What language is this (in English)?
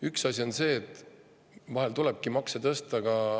Estonian